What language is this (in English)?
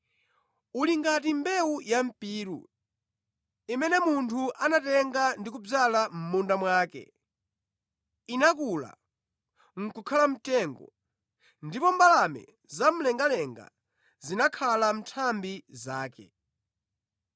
Nyanja